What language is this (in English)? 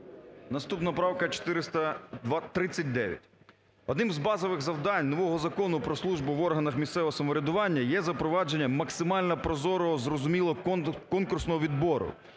Ukrainian